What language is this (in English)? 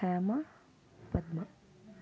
Telugu